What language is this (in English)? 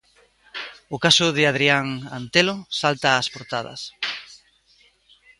Galician